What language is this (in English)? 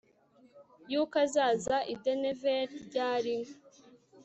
Kinyarwanda